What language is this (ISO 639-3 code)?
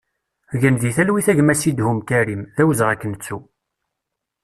kab